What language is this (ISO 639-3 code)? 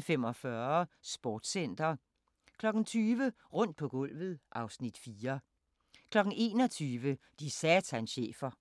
dan